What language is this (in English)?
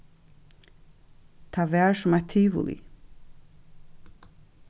Faroese